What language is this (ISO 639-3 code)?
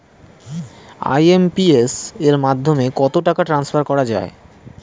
ben